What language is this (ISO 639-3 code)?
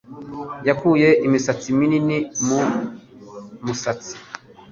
kin